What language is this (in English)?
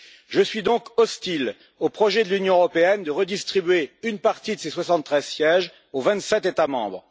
French